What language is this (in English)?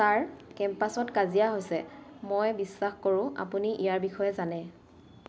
Assamese